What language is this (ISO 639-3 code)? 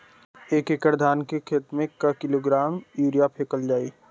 bho